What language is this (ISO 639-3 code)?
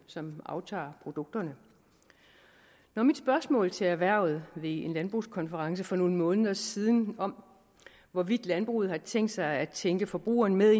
dan